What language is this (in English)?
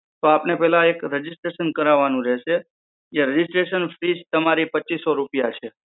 Gujarati